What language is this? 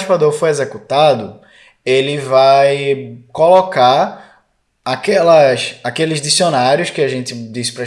Portuguese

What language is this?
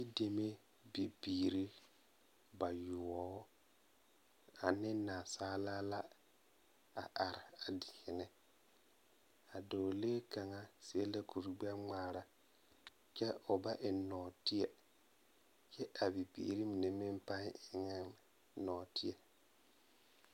Southern Dagaare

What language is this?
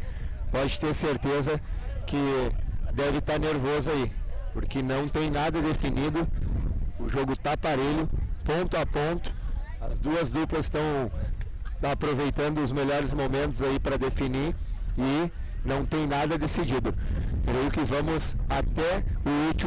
Portuguese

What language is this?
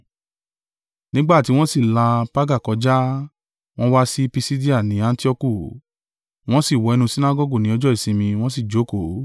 Yoruba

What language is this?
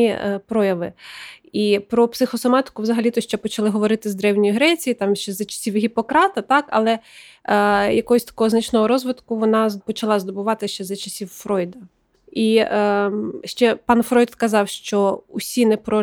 Ukrainian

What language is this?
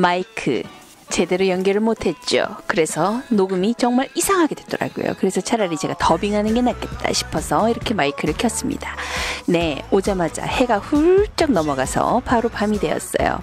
Korean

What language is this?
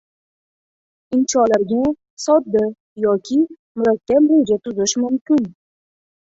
Uzbek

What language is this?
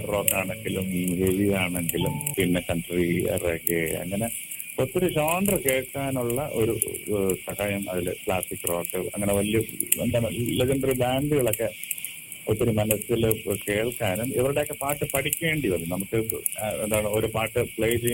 Malayalam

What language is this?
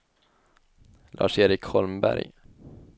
Swedish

